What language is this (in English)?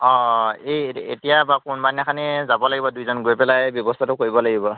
Assamese